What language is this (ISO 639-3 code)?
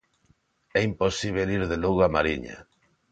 glg